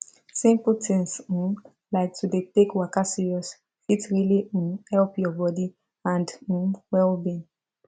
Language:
Nigerian Pidgin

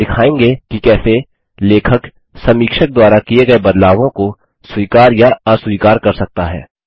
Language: Hindi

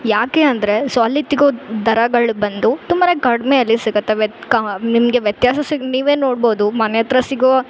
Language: Kannada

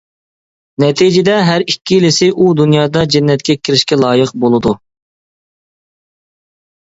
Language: Uyghur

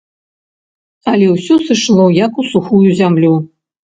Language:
Belarusian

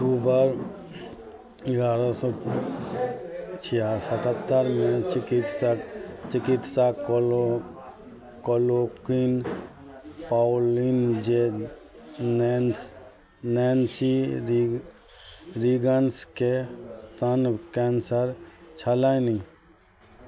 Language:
Maithili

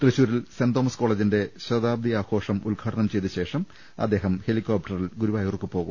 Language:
Malayalam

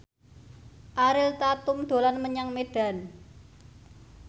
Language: Javanese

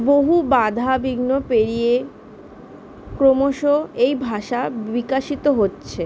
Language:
Bangla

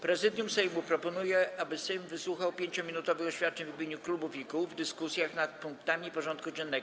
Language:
Polish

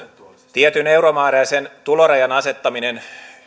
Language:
Finnish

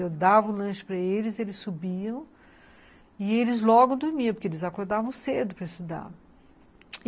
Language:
Portuguese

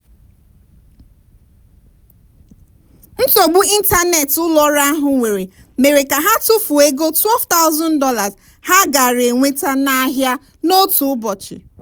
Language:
Igbo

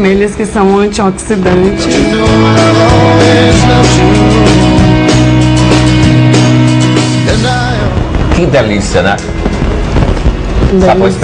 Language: Portuguese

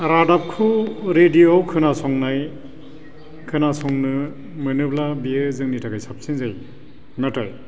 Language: Bodo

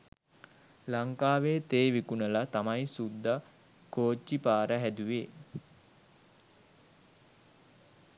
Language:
Sinhala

